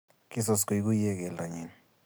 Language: Kalenjin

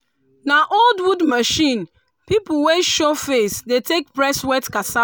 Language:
Nigerian Pidgin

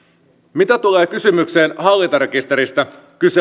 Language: Finnish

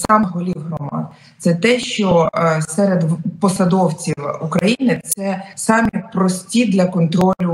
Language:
Ukrainian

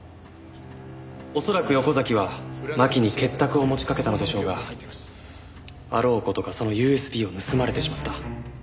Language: Japanese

